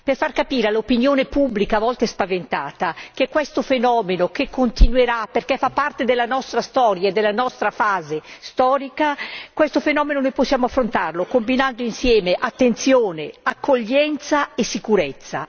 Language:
Italian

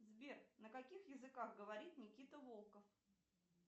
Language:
Russian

